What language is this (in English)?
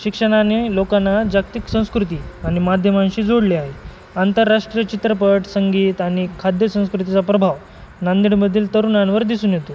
Marathi